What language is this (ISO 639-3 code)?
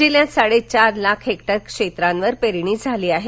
mar